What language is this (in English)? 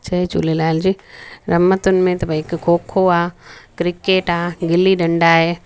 Sindhi